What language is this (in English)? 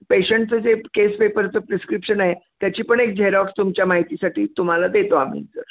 Marathi